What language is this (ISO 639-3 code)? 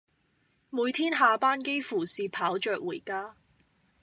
yue